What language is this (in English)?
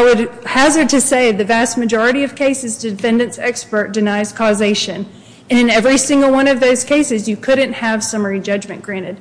English